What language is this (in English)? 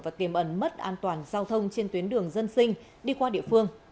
Vietnamese